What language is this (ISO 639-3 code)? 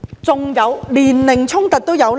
yue